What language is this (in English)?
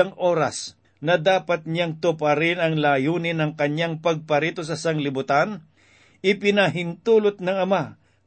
Filipino